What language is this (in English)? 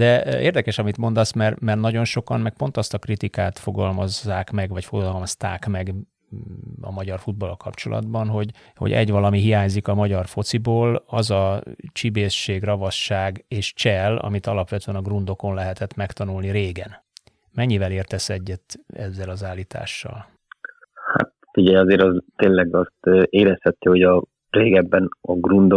Hungarian